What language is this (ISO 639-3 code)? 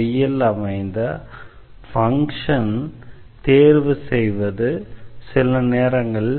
tam